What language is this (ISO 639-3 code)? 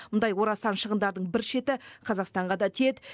kaz